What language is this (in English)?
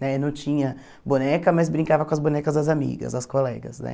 Portuguese